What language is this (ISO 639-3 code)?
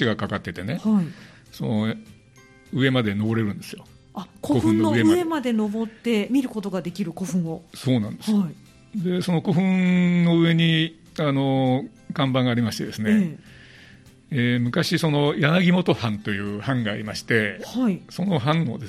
jpn